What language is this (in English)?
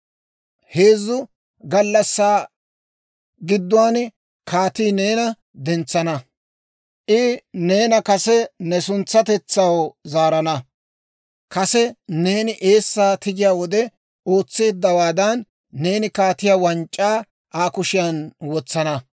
Dawro